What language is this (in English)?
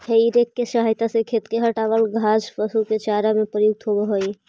Magahi